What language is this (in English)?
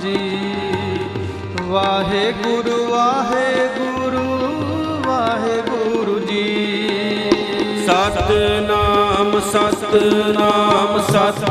Punjabi